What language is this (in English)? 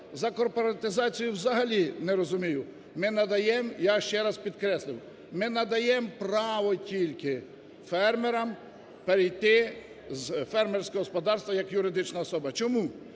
Ukrainian